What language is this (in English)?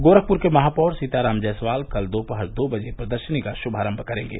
Hindi